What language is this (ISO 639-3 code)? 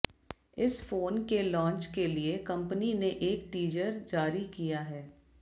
hin